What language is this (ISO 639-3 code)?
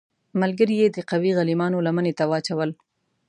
pus